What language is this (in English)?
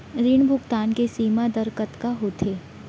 Chhattisgarhi